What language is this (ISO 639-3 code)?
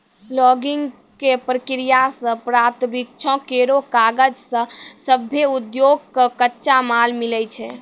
mai